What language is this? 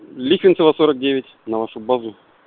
Russian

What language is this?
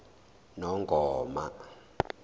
Zulu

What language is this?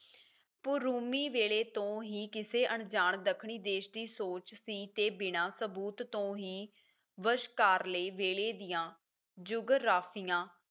Punjabi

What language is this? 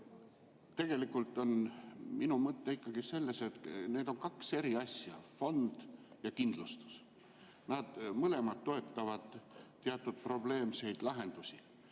Estonian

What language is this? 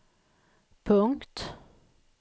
Swedish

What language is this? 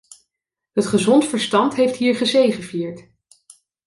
Dutch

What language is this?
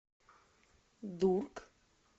Russian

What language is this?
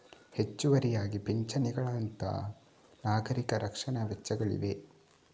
Kannada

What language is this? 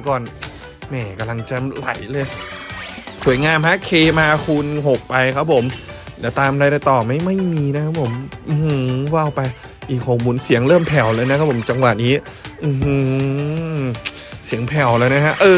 Thai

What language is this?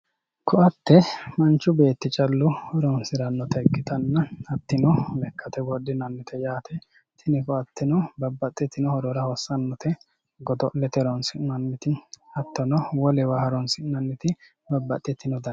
Sidamo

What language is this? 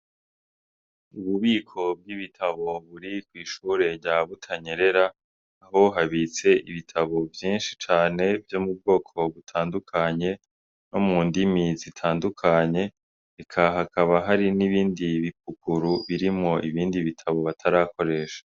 Rundi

